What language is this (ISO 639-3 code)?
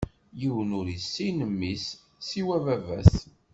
kab